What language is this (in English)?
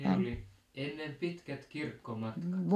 Finnish